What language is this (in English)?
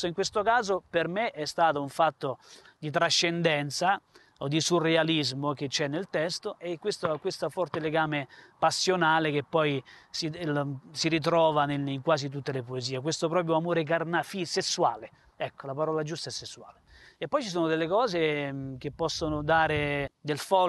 Italian